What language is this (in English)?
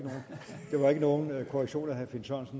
Danish